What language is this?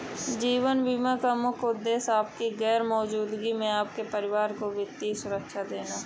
Hindi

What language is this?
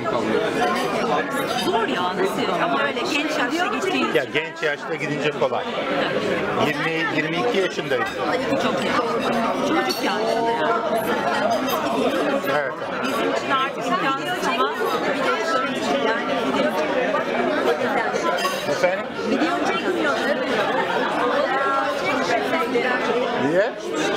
Turkish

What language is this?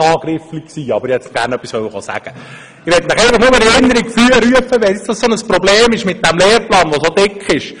Swiss German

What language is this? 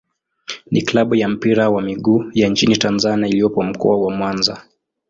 Swahili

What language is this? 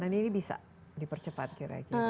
Indonesian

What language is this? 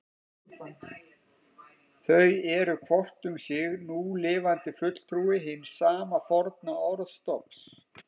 Icelandic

